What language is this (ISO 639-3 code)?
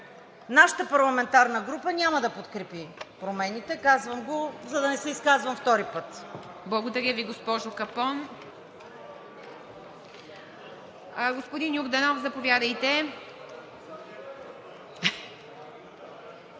bul